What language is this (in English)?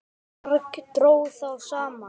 Icelandic